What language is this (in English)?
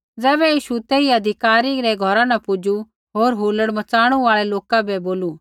Kullu Pahari